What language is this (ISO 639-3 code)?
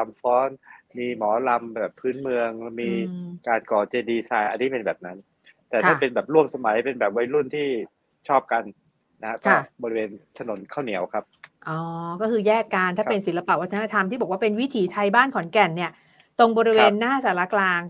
tha